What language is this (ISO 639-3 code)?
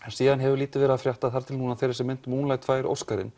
isl